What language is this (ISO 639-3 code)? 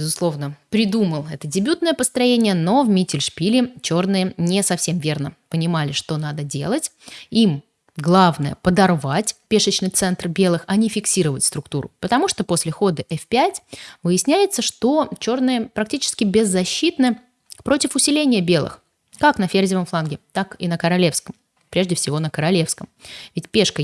rus